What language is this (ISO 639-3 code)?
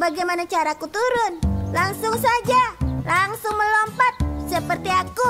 ind